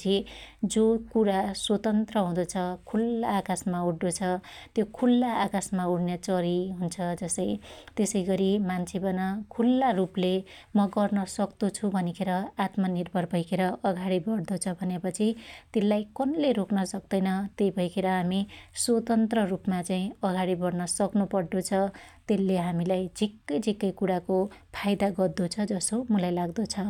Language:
Dotyali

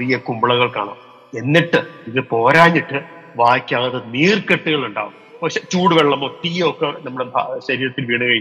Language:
Malayalam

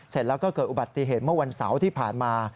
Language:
Thai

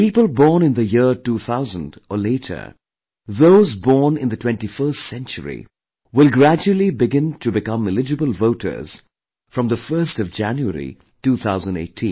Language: English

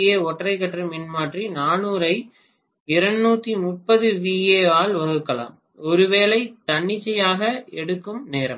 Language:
Tamil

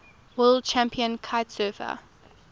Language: English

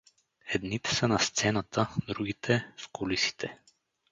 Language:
Bulgarian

